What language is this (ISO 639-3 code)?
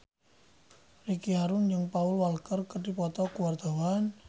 sun